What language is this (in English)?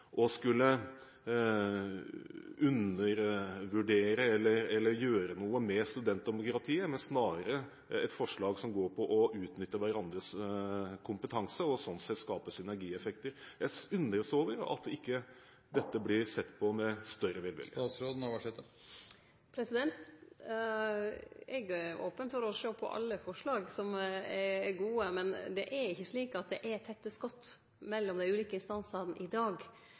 Norwegian